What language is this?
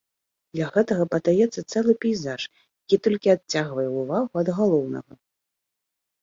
Belarusian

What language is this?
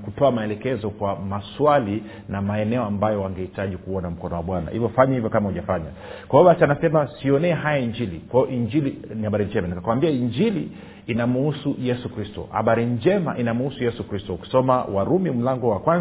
Swahili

